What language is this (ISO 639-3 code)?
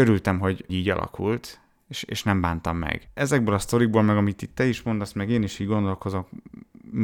hun